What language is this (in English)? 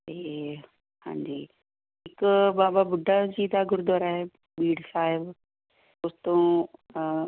Punjabi